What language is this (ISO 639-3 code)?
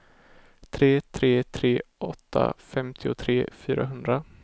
swe